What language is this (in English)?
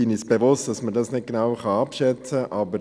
Swiss German